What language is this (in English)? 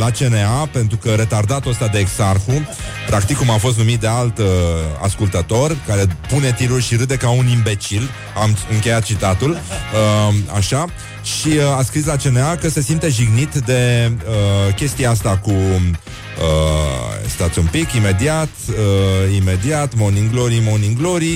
Romanian